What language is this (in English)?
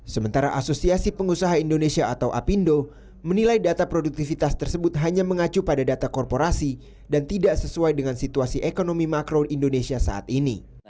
Indonesian